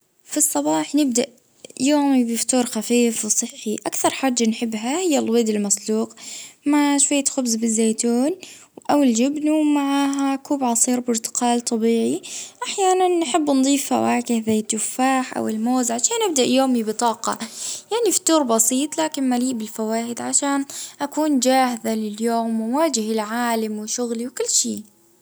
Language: Libyan Arabic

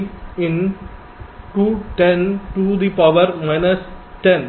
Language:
Hindi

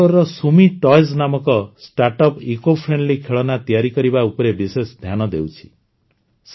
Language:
Odia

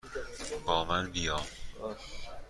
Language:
Persian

